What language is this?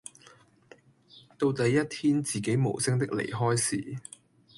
Cantonese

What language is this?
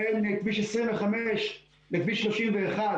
Hebrew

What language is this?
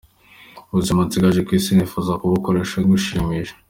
Kinyarwanda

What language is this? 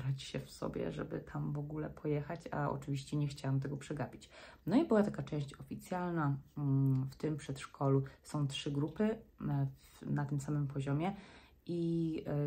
Polish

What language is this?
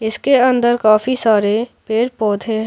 Hindi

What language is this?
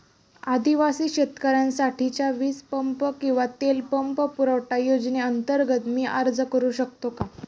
Marathi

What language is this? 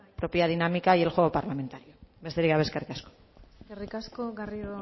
Basque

